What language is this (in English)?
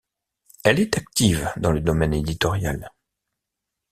French